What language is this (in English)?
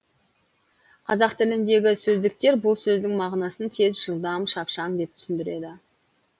Kazakh